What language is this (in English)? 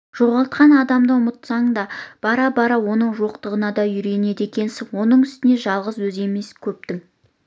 Kazakh